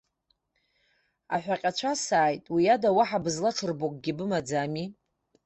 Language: Abkhazian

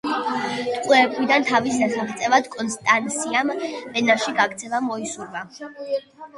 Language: Georgian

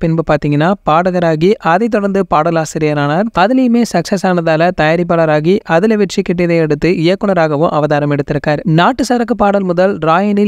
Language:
Tamil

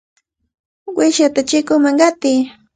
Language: Cajatambo North Lima Quechua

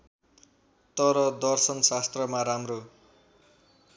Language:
Nepali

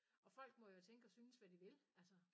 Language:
Danish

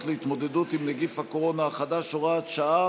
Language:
Hebrew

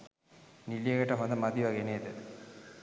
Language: Sinhala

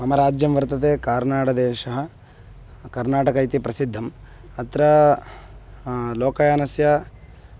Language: Sanskrit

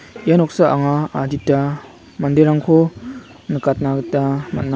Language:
Garo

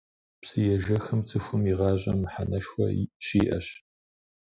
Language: Kabardian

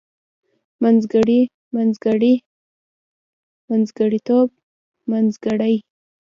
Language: Pashto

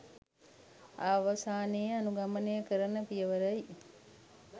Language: Sinhala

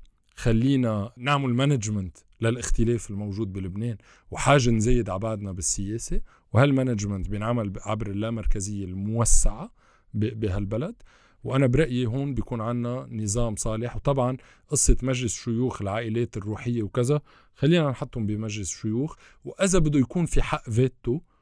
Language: Arabic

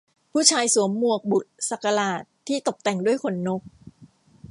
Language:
Thai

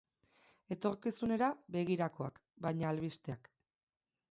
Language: Basque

